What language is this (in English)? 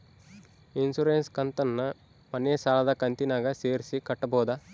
Kannada